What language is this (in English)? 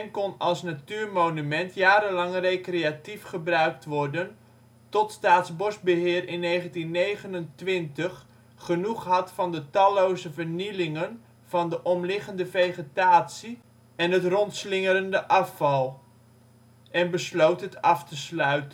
Dutch